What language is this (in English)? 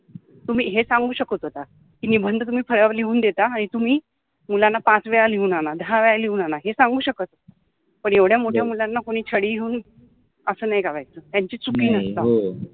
Marathi